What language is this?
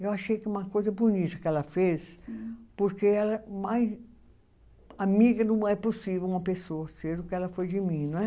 Portuguese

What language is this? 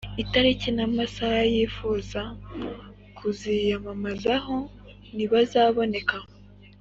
Kinyarwanda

